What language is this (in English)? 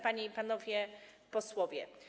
Polish